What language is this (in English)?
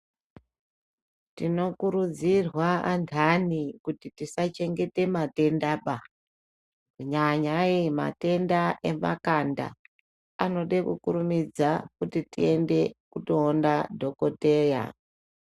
Ndau